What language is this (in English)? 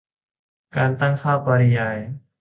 Thai